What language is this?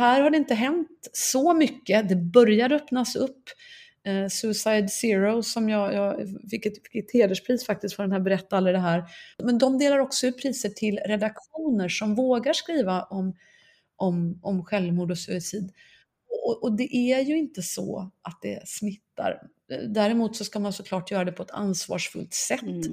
Swedish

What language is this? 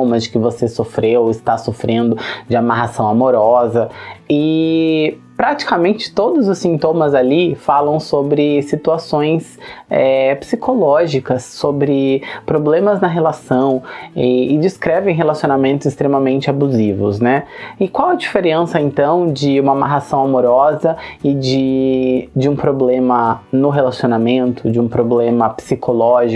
Portuguese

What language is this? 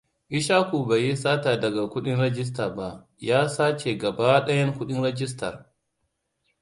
Hausa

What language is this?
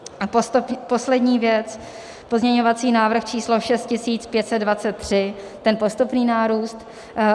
Czech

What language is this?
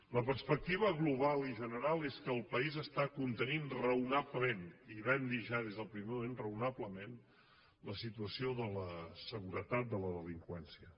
Catalan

